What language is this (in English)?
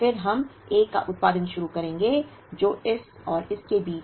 Hindi